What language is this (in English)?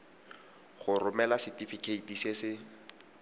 Tswana